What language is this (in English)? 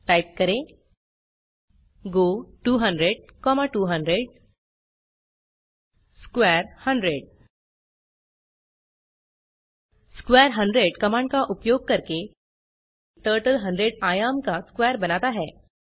Hindi